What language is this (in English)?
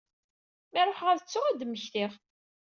Kabyle